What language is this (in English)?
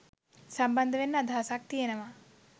Sinhala